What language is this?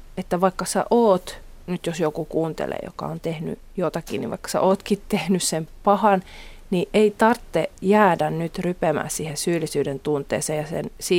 Finnish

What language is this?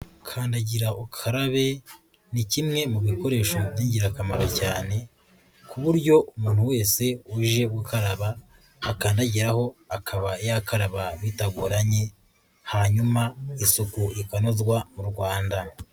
Kinyarwanda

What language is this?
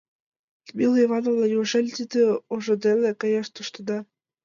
Mari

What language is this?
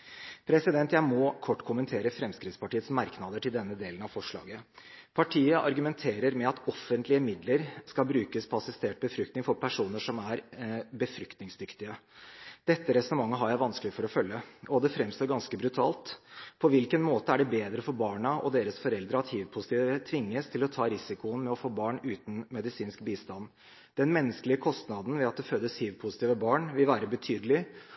Norwegian Bokmål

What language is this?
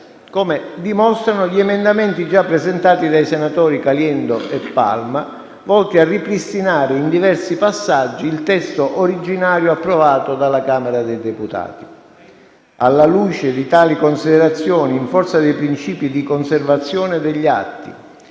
Italian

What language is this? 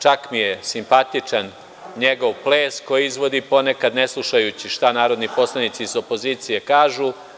Serbian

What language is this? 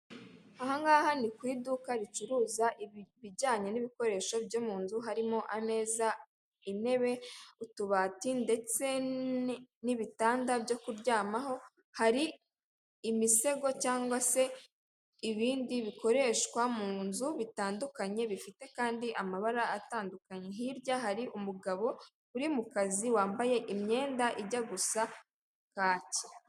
Kinyarwanda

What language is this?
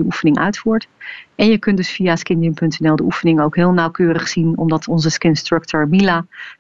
Dutch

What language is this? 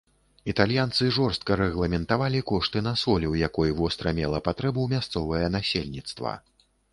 Belarusian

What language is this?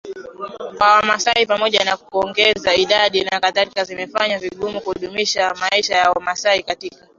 Swahili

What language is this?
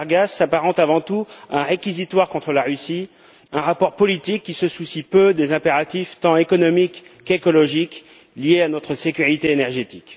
French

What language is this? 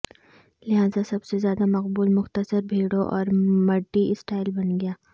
Urdu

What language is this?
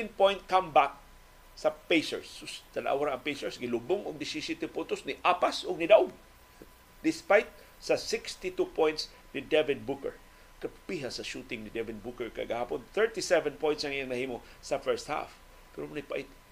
Filipino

